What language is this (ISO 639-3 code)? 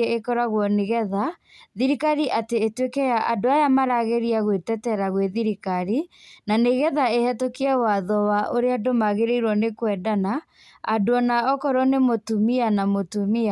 kik